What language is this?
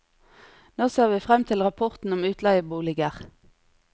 Norwegian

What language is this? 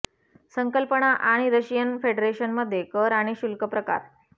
Marathi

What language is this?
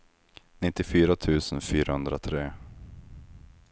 Swedish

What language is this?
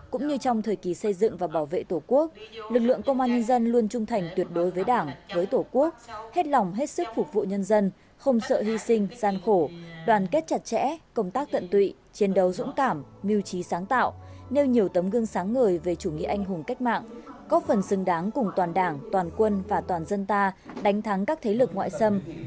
Vietnamese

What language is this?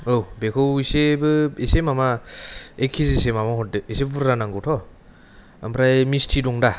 Bodo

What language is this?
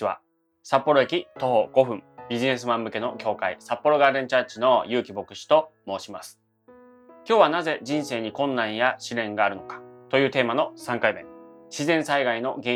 Japanese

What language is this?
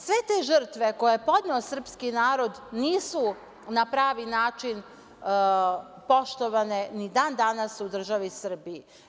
Serbian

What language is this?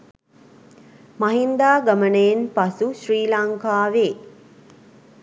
Sinhala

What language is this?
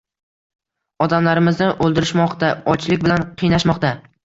Uzbek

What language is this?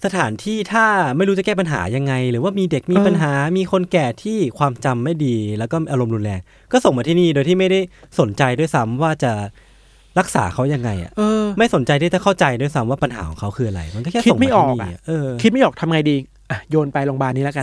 Thai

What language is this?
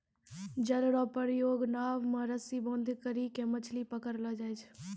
Maithili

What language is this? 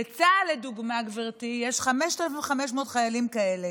Hebrew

